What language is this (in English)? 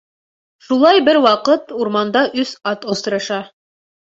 Bashkir